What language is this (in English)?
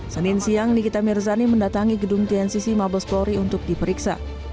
Indonesian